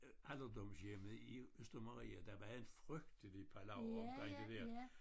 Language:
Danish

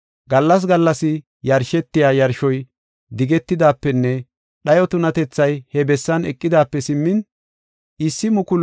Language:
Gofa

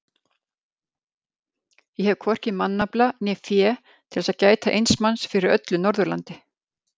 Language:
Icelandic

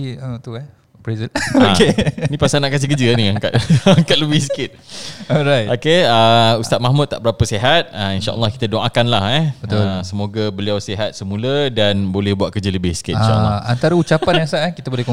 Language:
Malay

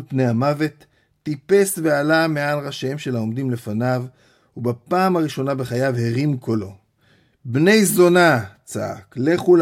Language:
Hebrew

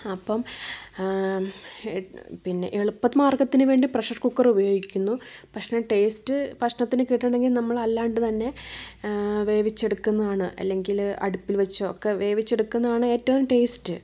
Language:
Malayalam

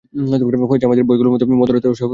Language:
Bangla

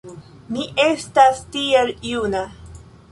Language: Esperanto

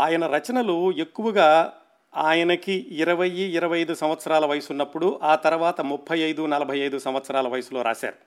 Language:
Telugu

